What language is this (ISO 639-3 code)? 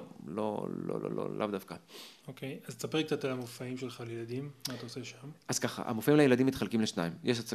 heb